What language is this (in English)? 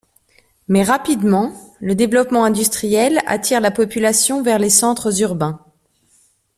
French